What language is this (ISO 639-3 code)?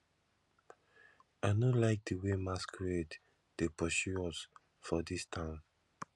pcm